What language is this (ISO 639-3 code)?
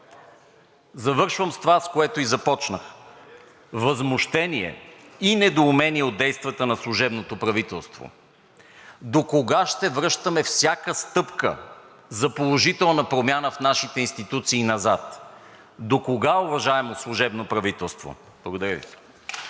bul